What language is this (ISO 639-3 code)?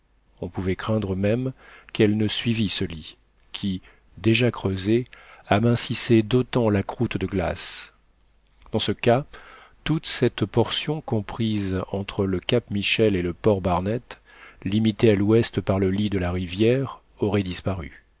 fra